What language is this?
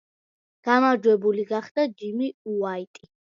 Georgian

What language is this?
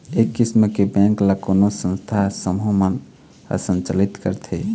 Chhattisgarhi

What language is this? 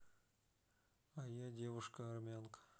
Russian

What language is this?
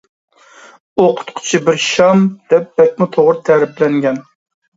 Uyghur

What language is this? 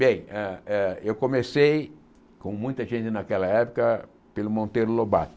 Portuguese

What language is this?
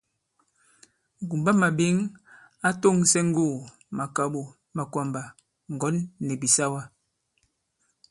Bankon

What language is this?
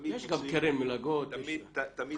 Hebrew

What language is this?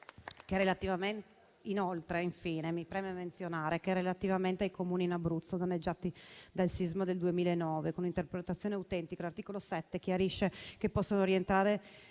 Italian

